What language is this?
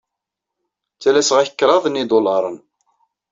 Kabyle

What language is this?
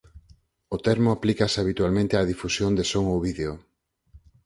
Galician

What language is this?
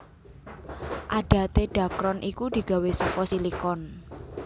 Javanese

